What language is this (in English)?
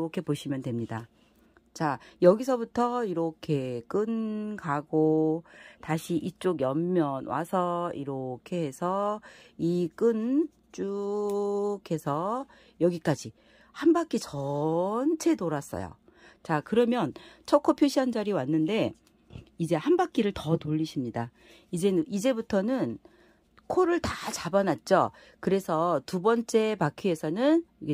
Korean